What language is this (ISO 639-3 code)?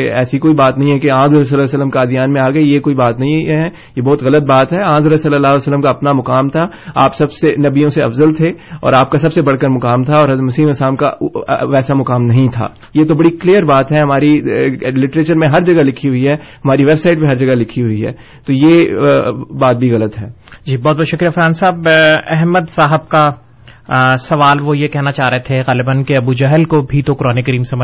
urd